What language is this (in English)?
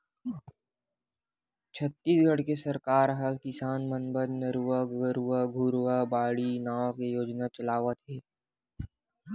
Chhattisgarhi